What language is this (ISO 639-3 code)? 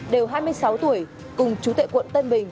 vie